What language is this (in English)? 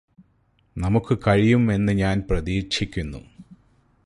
Malayalam